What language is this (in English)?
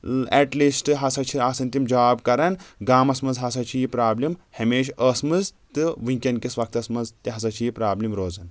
Kashmiri